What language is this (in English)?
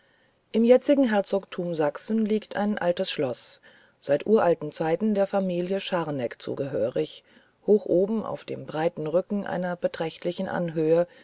German